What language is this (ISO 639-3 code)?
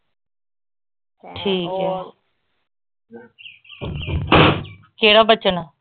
pan